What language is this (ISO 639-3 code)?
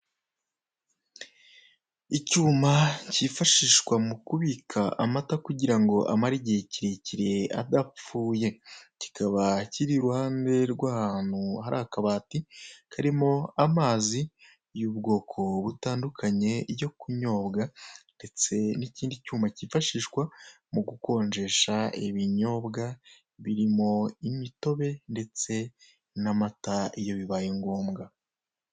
kin